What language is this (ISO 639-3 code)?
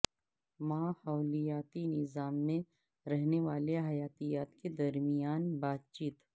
urd